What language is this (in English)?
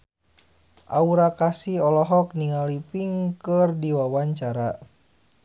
Sundanese